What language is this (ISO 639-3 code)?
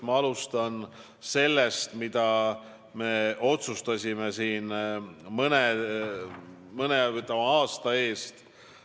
est